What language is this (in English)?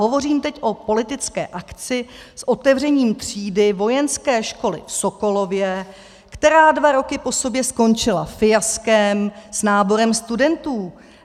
Czech